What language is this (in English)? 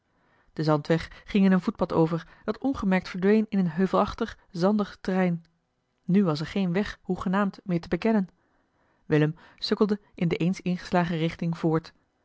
Dutch